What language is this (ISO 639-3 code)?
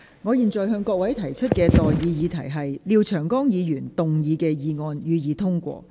yue